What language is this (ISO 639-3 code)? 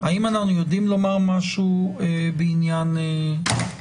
heb